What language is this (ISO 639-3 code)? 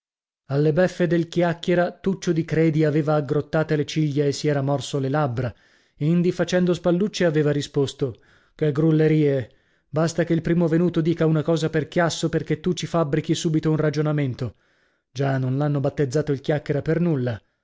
ita